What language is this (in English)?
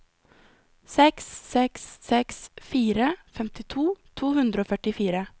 Norwegian